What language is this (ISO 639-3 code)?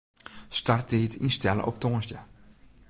fry